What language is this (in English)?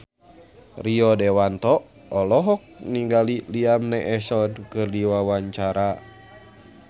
Sundanese